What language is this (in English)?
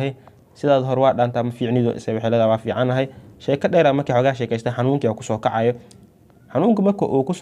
Arabic